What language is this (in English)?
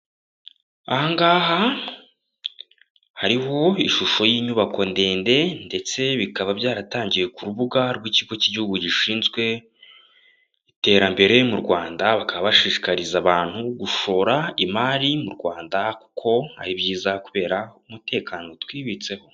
Kinyarwanda